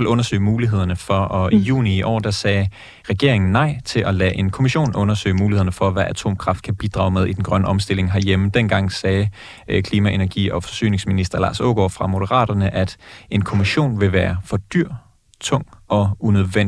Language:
Danish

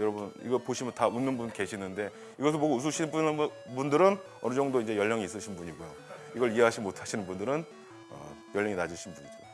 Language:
Korean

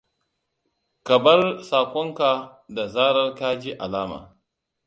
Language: Hausa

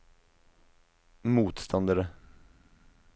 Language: Norwegian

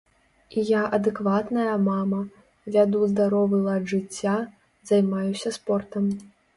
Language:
Belarusian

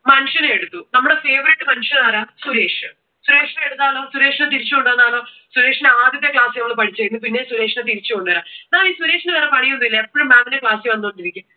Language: Malayalam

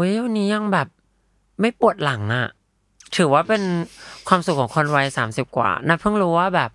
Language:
Thai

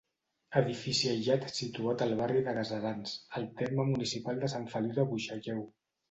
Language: Catalan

